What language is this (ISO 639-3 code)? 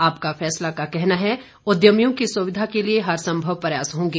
hin